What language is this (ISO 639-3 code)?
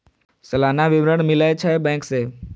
mai